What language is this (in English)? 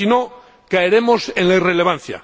Spanish